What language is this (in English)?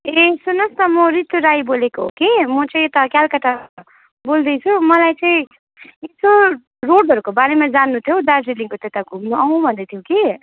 Nepali